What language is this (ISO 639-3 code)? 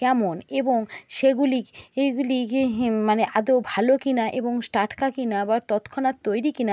ben